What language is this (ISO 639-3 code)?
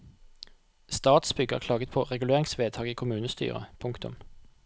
nor